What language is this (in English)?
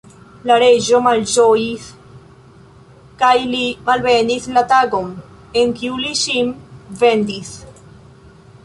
Esperanto